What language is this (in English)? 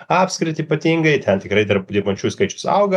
Lithuanian